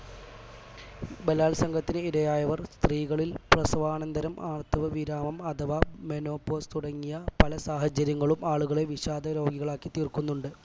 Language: Malayalam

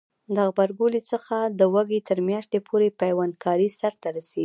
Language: Pashto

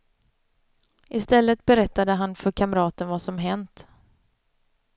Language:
Swedish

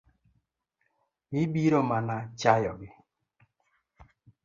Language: Luo (Kenya and Tanzania)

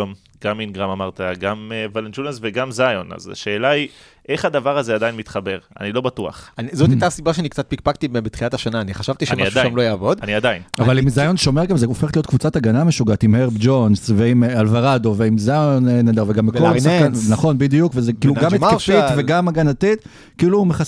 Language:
Hebrew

